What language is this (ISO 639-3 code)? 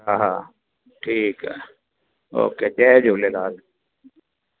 snd